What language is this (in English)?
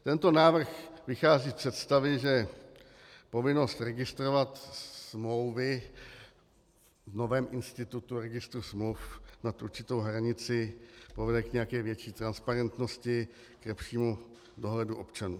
Czech